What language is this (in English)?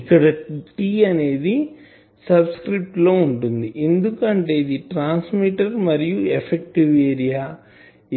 Telugu